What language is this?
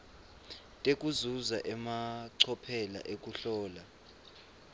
Swati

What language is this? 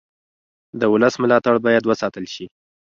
Pashto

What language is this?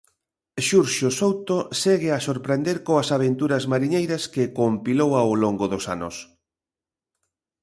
Galician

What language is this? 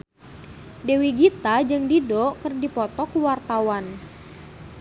Sundanese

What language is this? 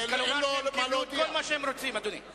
Hebrew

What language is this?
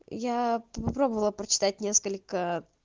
Russian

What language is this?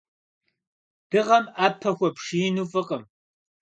Kabardian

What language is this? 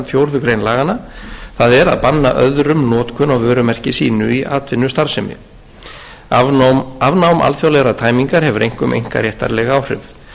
Icelandic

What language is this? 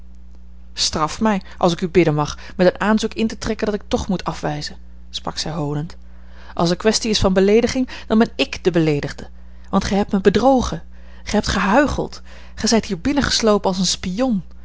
Dutch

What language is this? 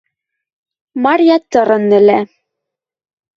Western Mari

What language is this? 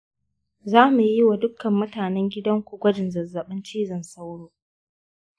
Hausa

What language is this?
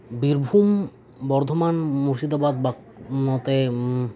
Santali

